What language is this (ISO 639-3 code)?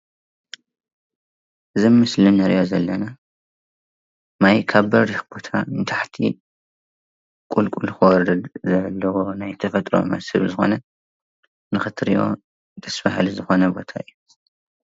tir